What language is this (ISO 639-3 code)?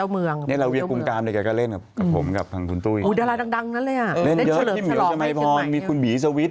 tha